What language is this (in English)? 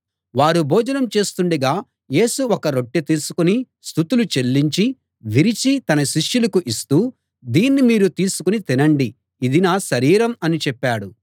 Telugu